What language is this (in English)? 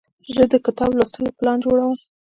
Pashto